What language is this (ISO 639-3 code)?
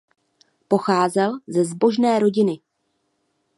ces